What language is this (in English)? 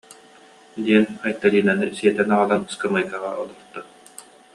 Yakut